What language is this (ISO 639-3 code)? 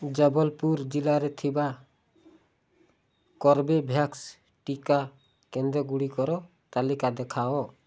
ori